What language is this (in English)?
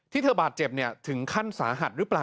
Thai